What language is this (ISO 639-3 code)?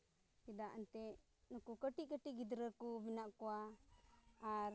sat